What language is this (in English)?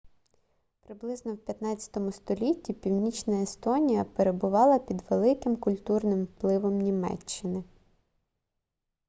Ukrainian